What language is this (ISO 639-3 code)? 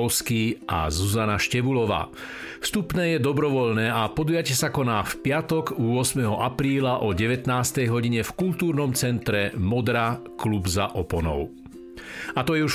slk